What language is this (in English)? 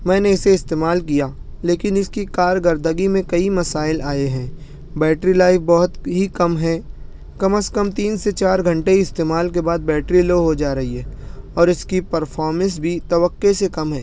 Urdu